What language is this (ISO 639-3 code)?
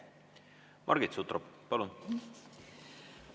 est